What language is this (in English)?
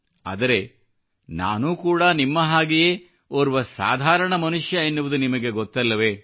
Kannada